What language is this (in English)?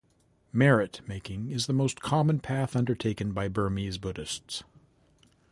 English